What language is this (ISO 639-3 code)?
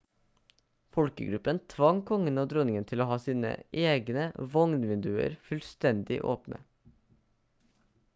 nob